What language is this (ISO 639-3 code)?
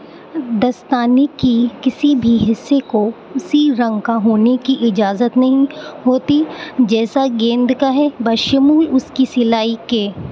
urd